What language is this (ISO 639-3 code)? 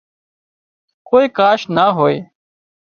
kxp